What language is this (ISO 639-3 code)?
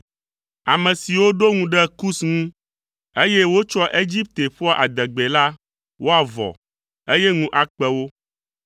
ewe